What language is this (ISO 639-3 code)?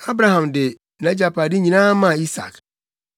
aka